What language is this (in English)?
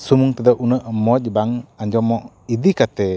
Santali